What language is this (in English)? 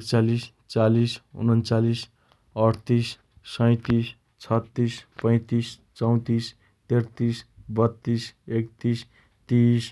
Dotyali